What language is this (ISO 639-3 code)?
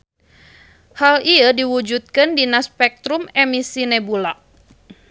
sun